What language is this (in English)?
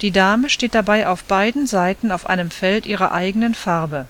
German